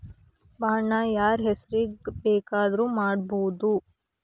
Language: Kannada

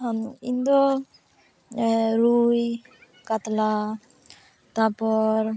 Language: Santali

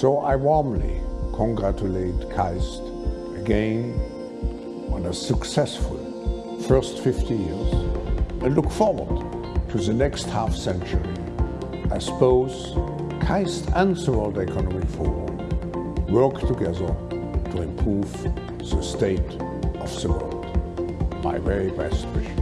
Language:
Korean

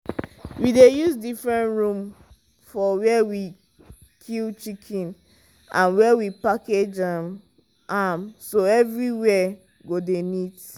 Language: Nigerian Pidgin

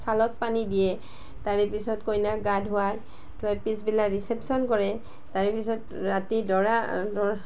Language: Assamese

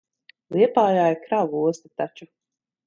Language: Latvian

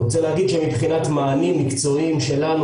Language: Hebrew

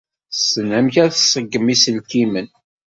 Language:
Kabyle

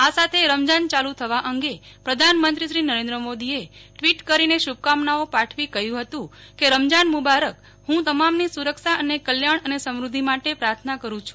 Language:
Gujarati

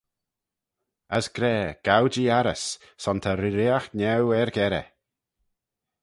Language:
Manx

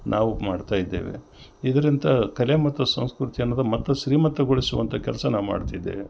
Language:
Kannada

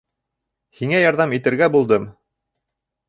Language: Bashkir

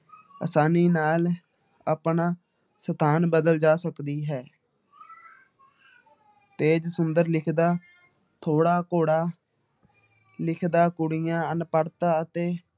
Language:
Punjabi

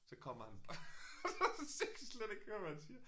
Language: Danish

